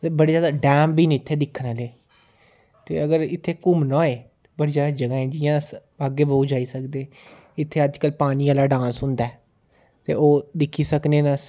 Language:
Dogri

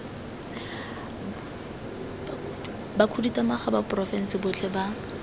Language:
Tswana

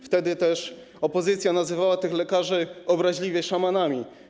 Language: Polish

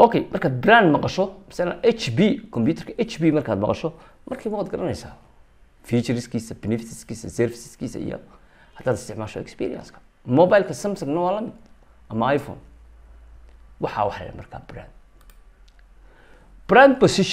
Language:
Arabic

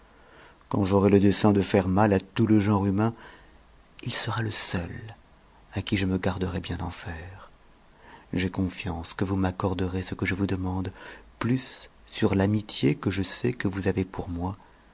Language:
French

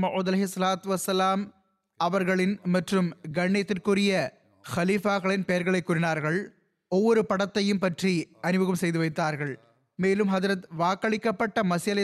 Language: Tamil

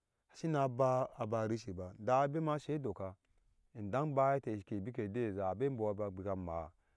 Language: Ashe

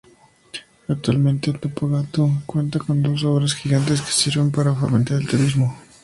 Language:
Spanish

